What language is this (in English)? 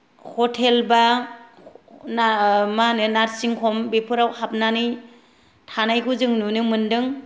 Bodo